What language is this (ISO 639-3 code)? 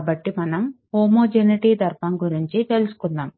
tel